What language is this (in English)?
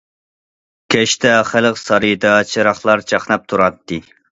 Uyghur